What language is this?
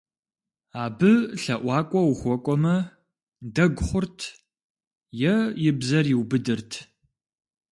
Kabardian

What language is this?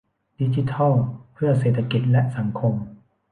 Thai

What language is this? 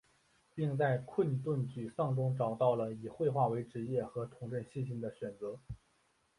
Chinese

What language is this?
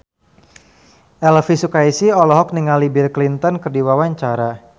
Sundanese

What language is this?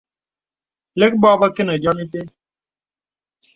Bebele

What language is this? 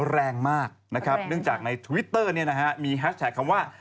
Thai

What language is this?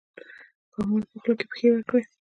Pashto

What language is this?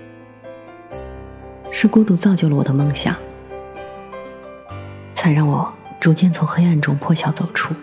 Chinese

